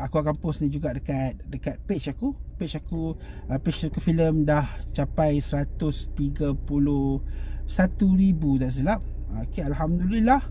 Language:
Malay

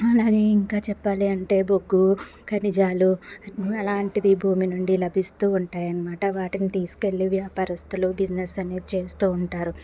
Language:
Telugu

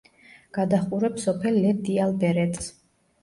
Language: Georgian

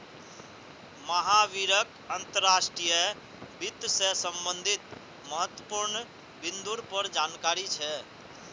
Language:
Magahi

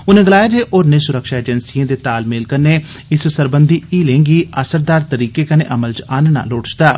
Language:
Dogri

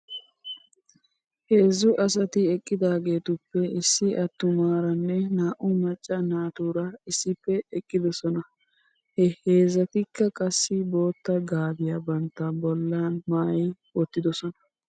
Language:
Wolaytta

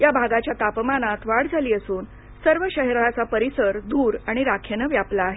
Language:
Marathi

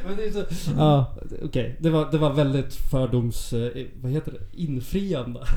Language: Swedish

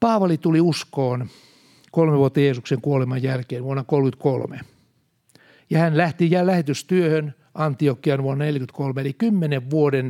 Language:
Finnish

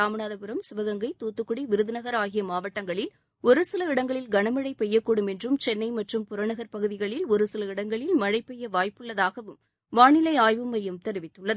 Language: Tamil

